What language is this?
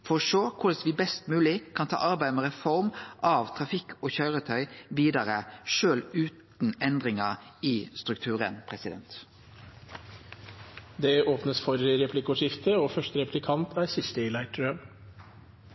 Norwegian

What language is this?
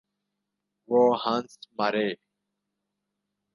Urdu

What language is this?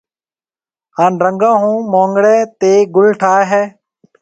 Marwari (Pakistan)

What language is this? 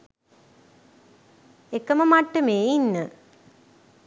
Sinhala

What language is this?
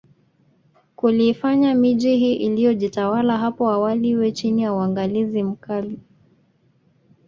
Swahili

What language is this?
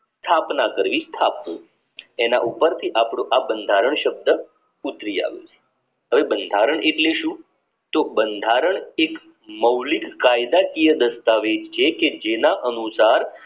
Gujarati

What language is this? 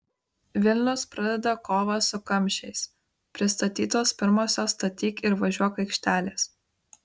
Lithuanian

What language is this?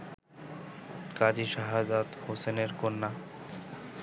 Bangla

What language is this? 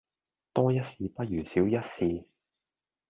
Cantonese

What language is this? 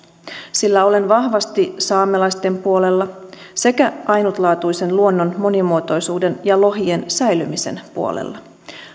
Finnish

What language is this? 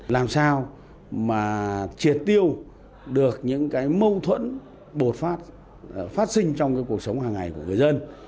Vietnamese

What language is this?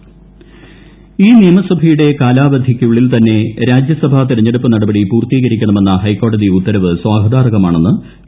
Malayalam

